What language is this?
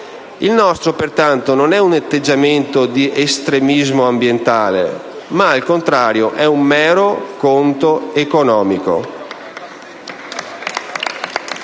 Italian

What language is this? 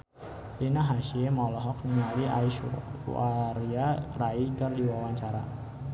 Sundanese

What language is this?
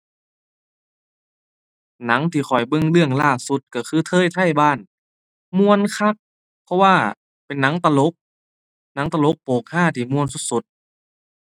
Thai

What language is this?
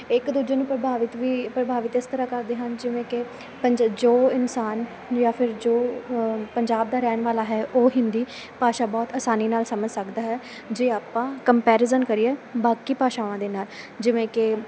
Punjabi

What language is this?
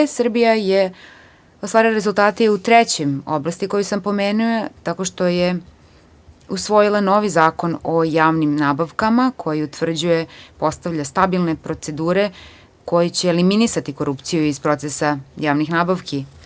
Serbian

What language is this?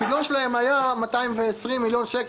Hebrew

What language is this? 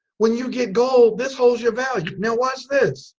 English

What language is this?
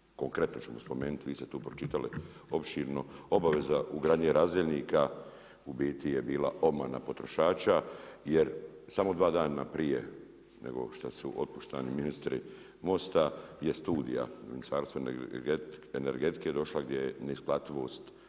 Croatian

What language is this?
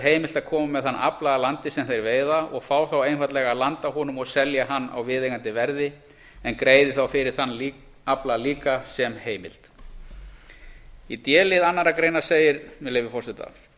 Icelandic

